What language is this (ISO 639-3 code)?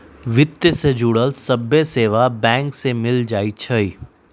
mag